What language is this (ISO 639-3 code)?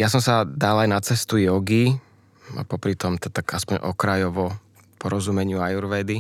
slk